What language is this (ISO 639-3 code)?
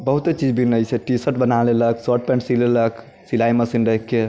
mai